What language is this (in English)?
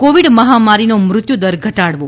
Gujarati